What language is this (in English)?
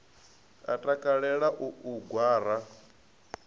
Venda